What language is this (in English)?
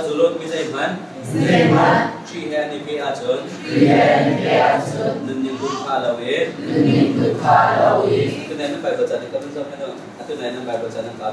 Korean